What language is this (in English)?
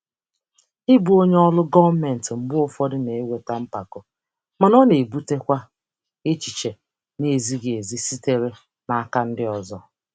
Igbo